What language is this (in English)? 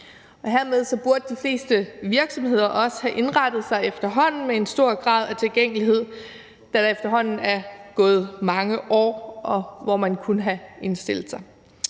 Danish